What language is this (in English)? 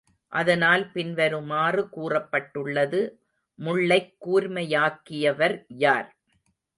Tamil